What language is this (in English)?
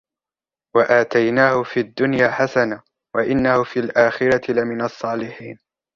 Arabic